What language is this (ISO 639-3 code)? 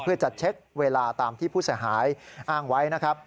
tha